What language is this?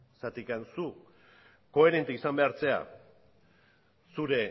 Basque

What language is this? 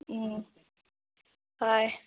Manipuri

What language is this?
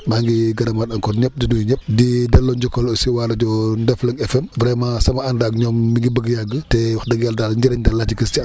Wolof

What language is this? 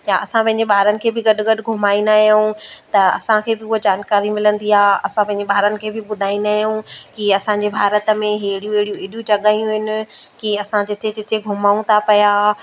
Sindhi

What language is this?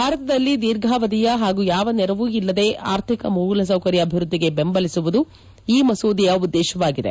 Kannada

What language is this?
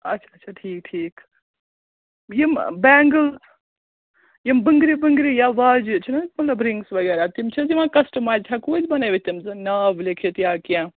Kashmiri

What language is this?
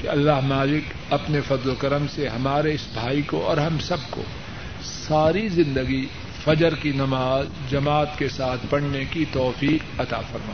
Urdu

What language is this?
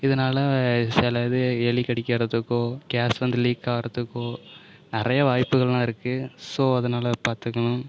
Tamil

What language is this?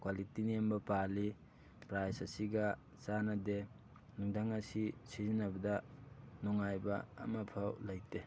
Manipuri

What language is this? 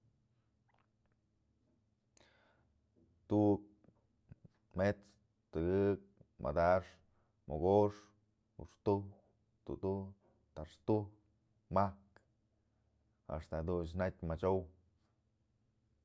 Mazatlán Mixe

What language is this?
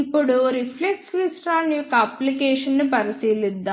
Telugu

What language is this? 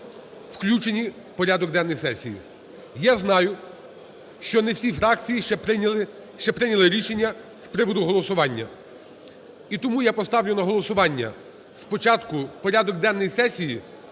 Ukrainian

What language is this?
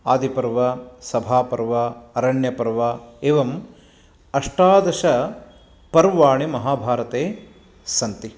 Sanskrit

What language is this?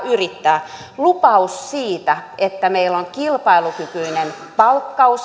Finnish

